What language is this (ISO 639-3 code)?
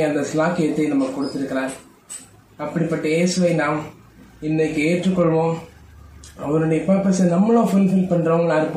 tam